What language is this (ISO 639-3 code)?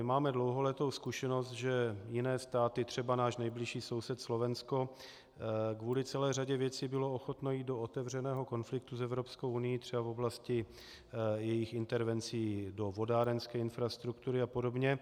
ces